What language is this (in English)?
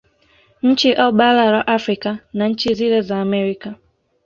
Swahili